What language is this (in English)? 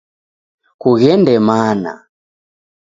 Taita